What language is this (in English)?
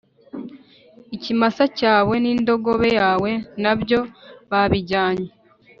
Kinyarwanda